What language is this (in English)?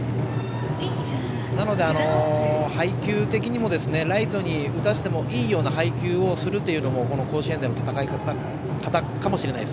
Japanese